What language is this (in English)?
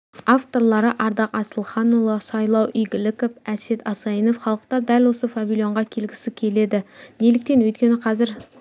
Kazakh